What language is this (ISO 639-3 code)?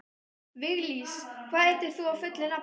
isl